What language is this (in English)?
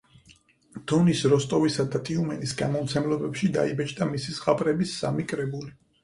Georgian